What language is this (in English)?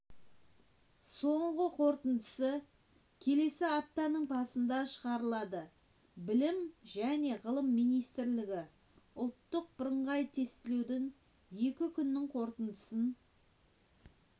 Kazakh